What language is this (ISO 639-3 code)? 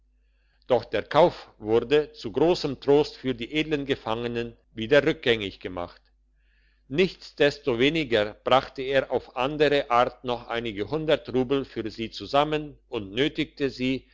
deu